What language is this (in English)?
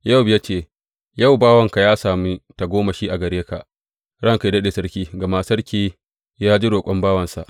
Hausa